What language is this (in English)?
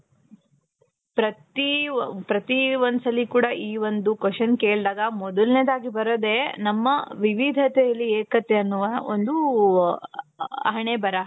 Kannada